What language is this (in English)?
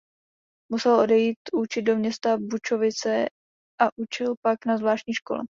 Czech